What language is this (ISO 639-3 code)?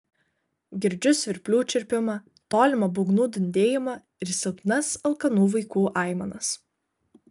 lit